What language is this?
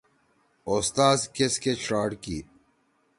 Torwali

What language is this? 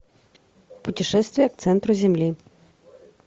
Russian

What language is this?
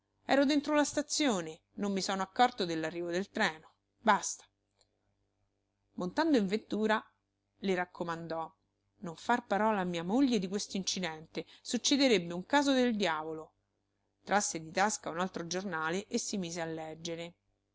Italian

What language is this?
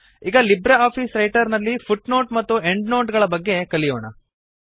Kannada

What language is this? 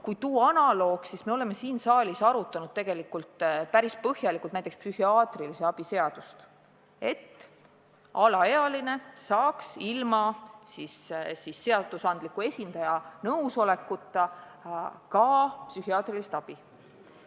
Estonian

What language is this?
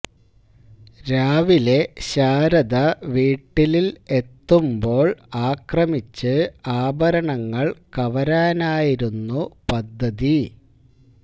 Malayalam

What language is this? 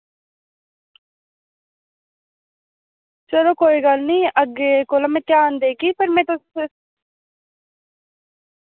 Dogri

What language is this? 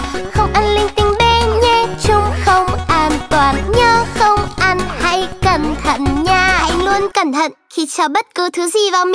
Vietnamese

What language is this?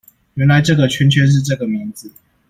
Chinese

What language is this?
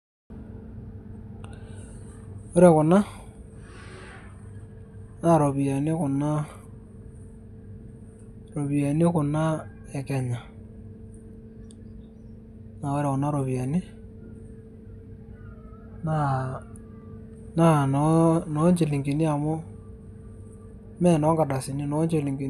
Masai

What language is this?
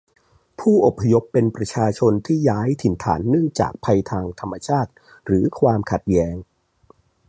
Thai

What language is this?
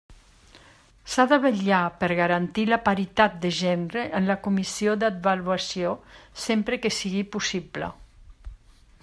Catalan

